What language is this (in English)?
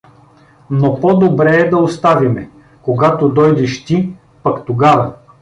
Bulgarian